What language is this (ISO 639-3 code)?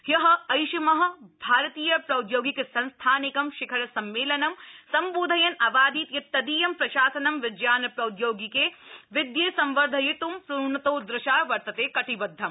san